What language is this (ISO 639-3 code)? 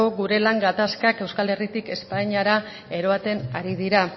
eus